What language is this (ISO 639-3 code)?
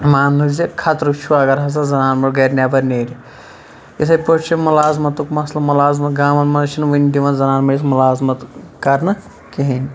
kas